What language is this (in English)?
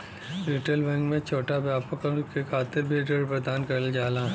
Bhojpuri